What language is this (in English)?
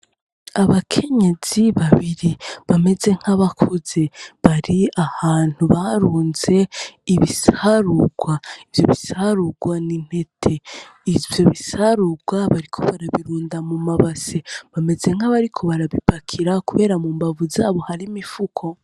Rundi